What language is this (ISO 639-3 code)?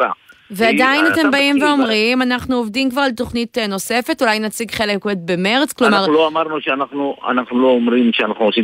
heb